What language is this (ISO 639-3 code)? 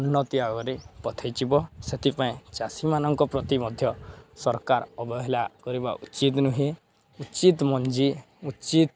ori